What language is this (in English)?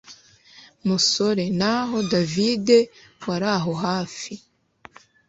Kinyarwanda